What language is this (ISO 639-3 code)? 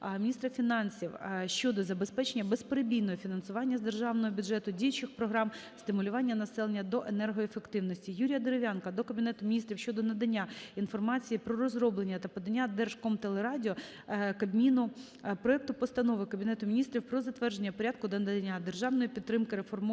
ukr